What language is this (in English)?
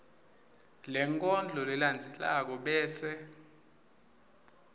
Swati